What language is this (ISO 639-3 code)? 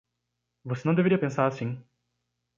por